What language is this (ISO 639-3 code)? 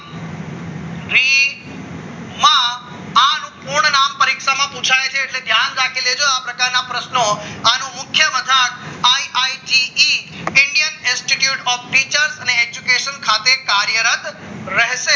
guj